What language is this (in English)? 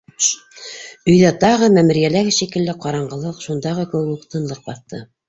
Bashkir